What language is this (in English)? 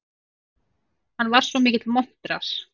Icelandic